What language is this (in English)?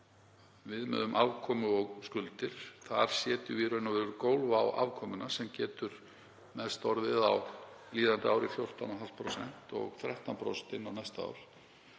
Icelandic